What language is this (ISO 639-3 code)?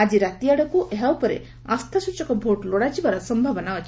ori